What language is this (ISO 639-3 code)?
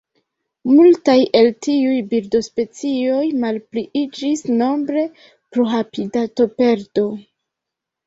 epo